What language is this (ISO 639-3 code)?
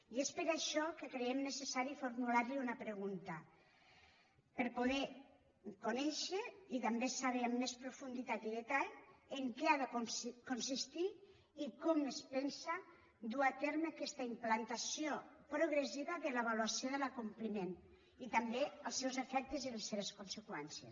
cat